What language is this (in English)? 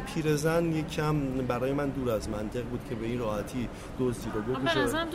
Persian